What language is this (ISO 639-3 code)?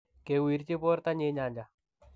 kln